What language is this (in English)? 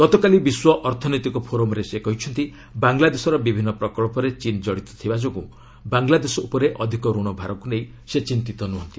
Odia